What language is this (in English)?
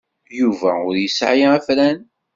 Kabyle